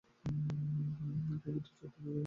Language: Bangla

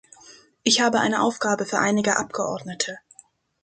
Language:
German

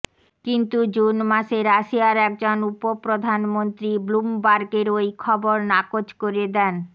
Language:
Bangla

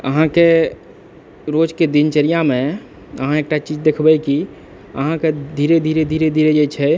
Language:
Maithili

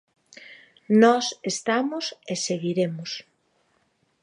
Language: Galician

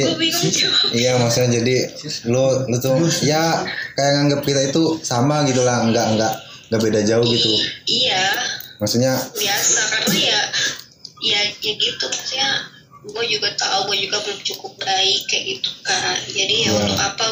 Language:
Indonesian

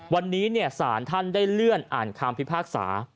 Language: Thai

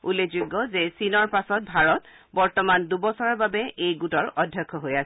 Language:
Assamese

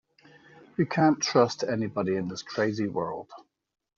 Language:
English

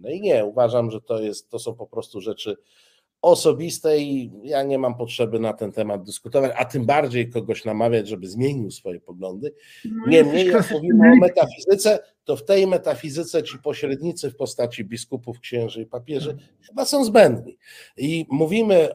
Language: Polish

